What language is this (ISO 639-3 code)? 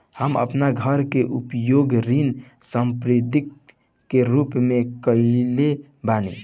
bho